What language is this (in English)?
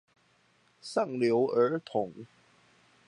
Chinese